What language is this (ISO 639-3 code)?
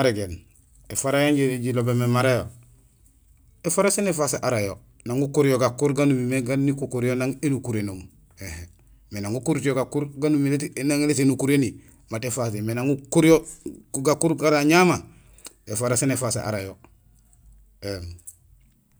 gsl